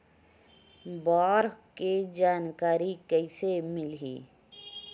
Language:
Chhattisgarhi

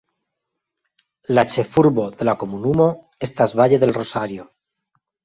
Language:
Esperanto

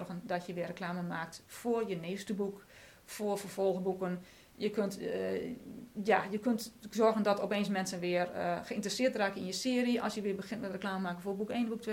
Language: Dutch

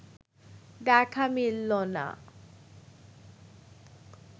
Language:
Bangla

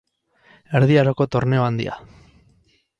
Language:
Basque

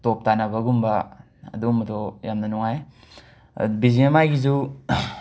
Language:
Manipuri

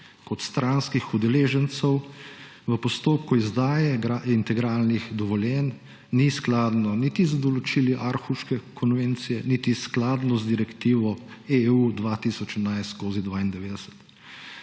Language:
Slovenian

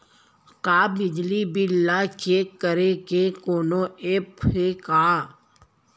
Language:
Chhattisgarhi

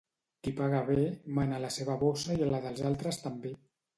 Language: Catalan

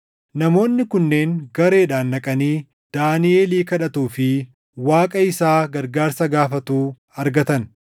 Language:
Oromo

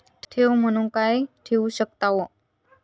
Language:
Marathi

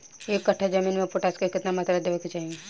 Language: Bhojpuri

